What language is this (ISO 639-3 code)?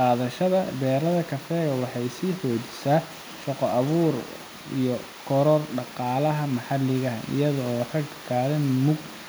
som